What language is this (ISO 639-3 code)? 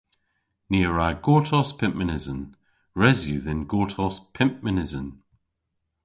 cor